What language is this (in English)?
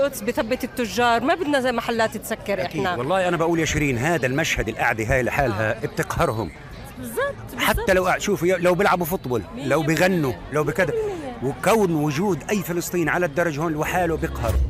Arabic